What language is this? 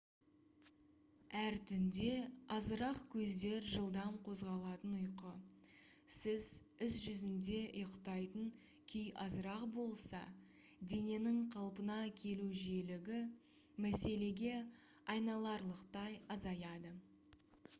Kazakh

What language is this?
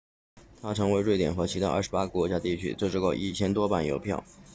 Chinese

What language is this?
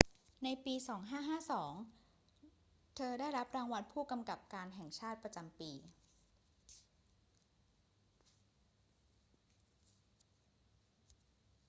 Thai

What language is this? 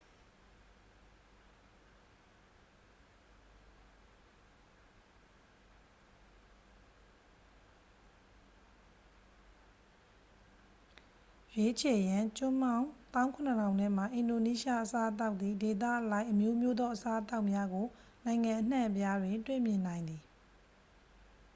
Burmese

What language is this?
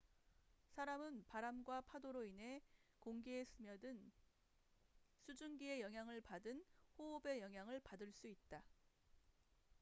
Korean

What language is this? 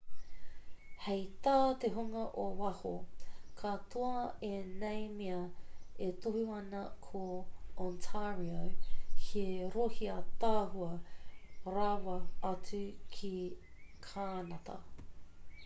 Māori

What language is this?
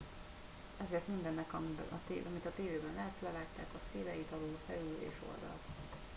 Hungarian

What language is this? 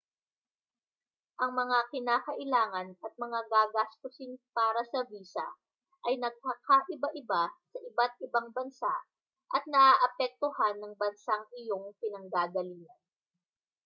Filipino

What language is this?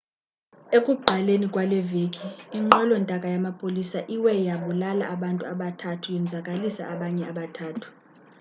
Xhosa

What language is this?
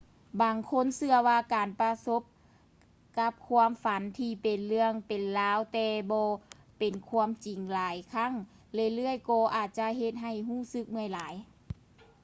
Lao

